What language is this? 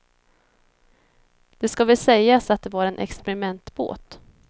Swedish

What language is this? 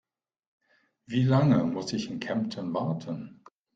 German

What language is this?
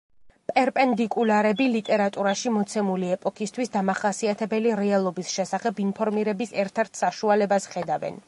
Georgian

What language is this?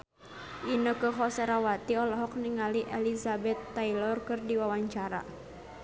Sundanese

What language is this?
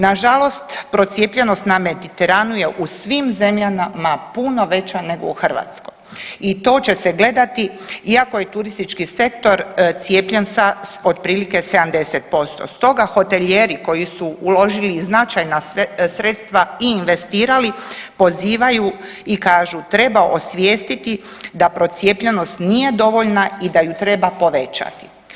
Croatian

